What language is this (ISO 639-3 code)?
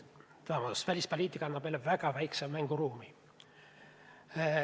est